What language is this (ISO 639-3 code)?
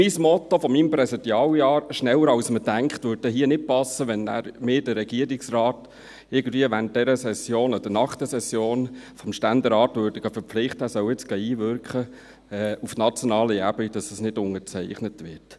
gsw